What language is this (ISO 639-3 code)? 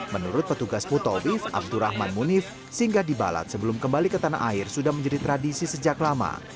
ind